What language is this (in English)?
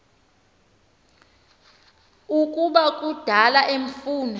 Xhosa